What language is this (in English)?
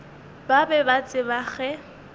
Northern Sotho